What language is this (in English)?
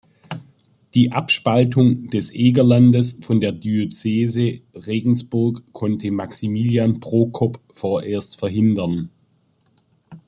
German